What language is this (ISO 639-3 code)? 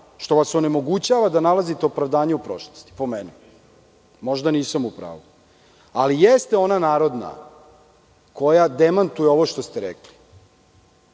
srp